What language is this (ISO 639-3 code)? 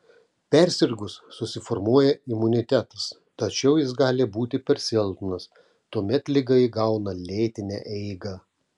lit